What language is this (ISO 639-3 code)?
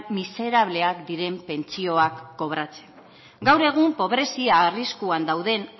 eus